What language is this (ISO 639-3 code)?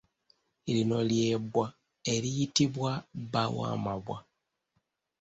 lug